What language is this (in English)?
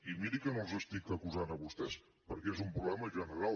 Catalan